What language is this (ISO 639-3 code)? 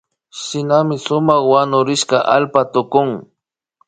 qvi